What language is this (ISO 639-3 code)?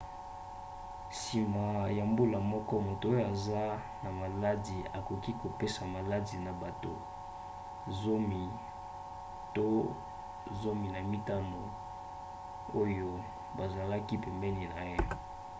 lin